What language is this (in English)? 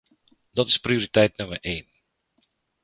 Dutch